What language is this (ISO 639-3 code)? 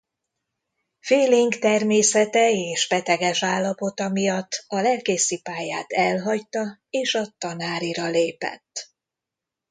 hun